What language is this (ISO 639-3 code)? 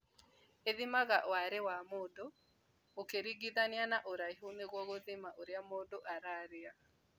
kik